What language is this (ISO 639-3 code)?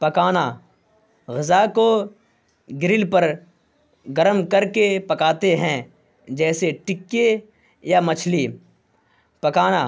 urd